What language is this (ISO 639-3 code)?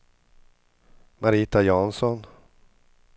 swe